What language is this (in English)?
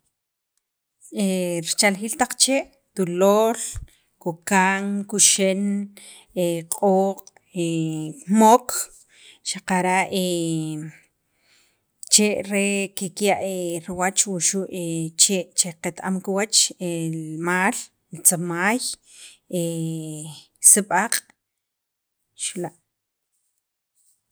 Sacapulteco